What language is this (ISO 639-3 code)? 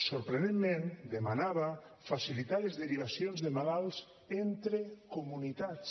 cat